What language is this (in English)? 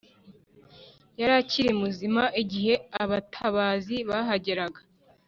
Kinyarwanda